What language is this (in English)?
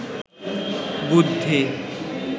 Bangla